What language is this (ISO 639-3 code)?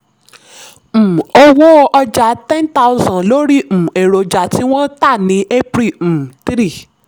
yor